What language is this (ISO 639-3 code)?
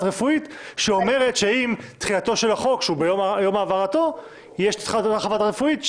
heb